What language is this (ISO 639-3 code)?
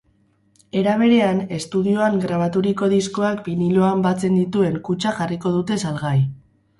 eus